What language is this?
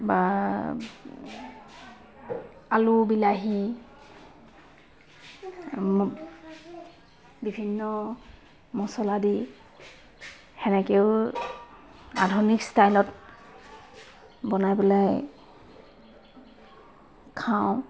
Assamese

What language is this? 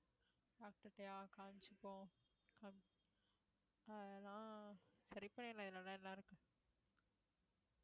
Tamil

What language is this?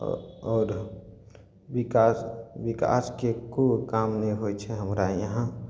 Maithili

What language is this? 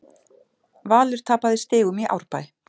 Icelandic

